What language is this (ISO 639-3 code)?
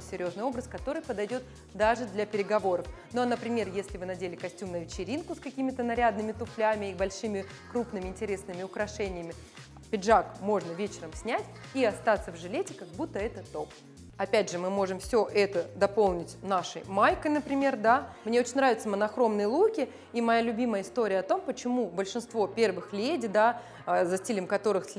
rus